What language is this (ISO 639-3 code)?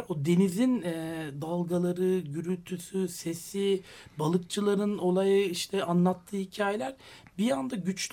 tur